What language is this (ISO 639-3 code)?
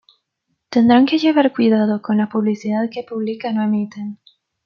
spa